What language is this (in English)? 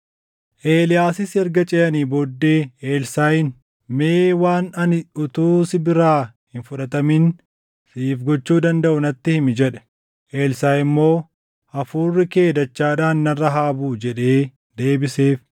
Oromo